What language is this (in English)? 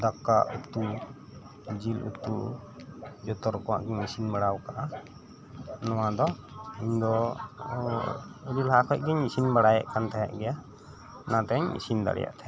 Santali